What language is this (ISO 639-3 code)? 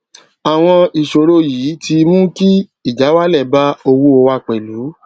yor